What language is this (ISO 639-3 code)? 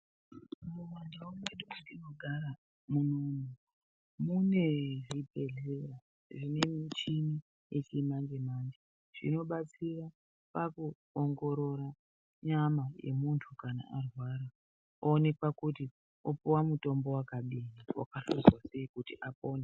ndc